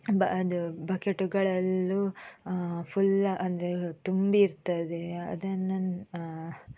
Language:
Kannada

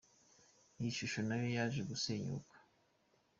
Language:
Kinyarwanda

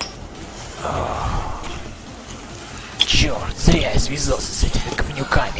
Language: Russian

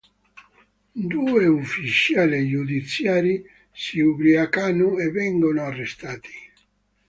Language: Italian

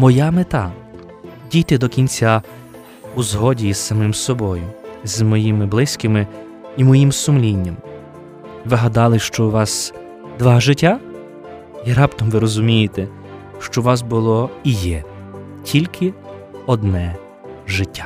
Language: Ukrainian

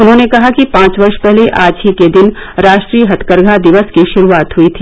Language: Hindi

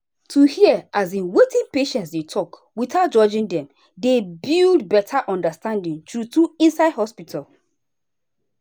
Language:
Nigerian Pidgin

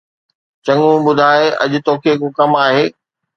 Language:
Sindhi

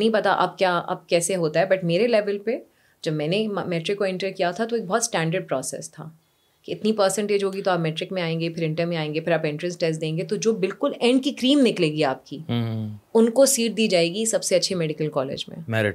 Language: Urdu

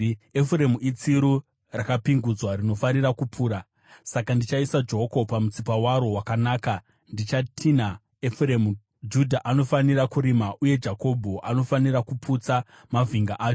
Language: Shona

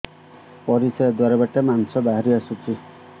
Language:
Odia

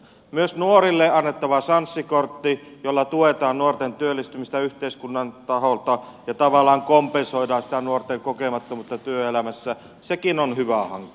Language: Finnish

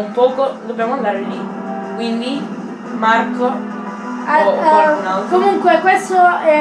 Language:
Italian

